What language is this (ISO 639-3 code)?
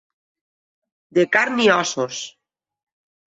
cat